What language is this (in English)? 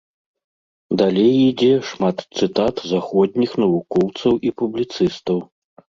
Belarusian